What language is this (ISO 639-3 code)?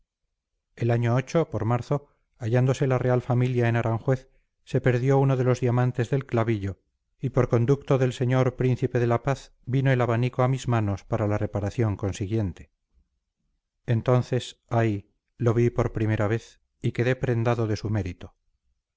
spa